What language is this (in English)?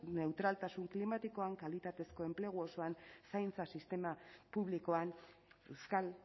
Basque